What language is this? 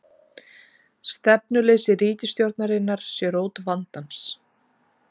Icelandic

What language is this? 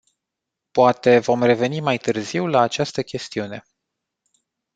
Romanian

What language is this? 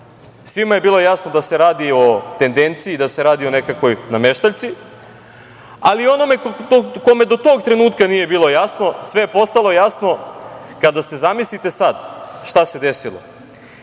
Serbian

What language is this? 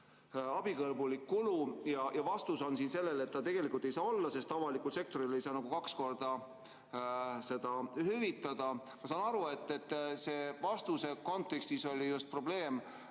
Estonian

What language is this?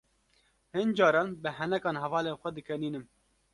Kurdish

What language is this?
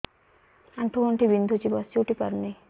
Odia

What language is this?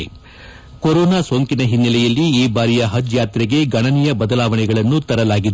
Kannada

